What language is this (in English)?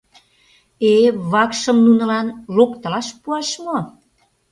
Mari